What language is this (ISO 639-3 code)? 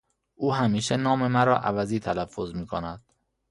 fas